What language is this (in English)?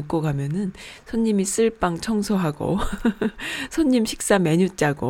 Korean